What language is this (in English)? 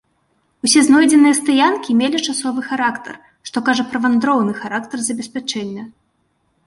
Belarusian